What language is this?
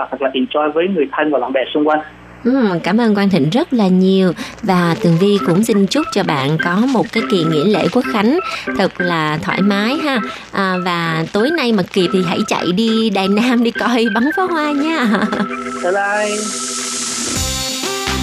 Vietnamese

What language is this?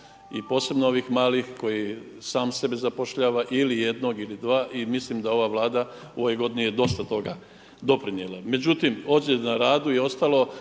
Croatian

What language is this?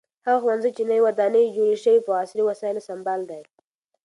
Pashto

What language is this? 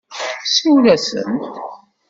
Kabyle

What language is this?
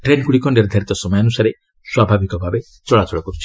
Odia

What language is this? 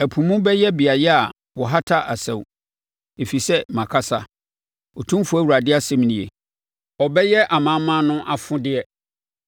Akan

